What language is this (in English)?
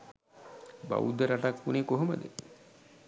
Sinhala